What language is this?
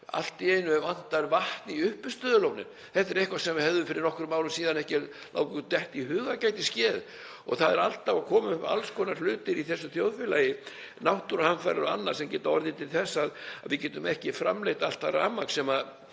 Icelandic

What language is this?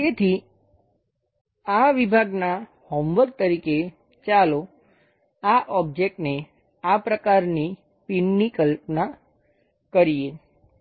Gujarati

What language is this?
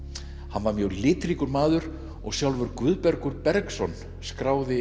Icelandic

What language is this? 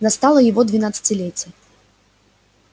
Russian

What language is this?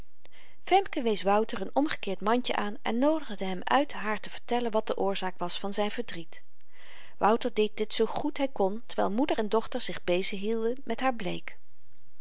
Dutch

